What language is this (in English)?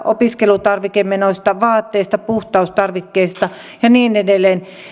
Finnish